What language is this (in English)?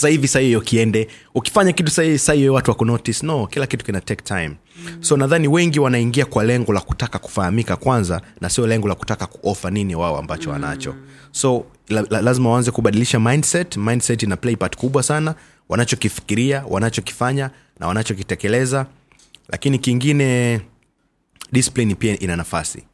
Swahili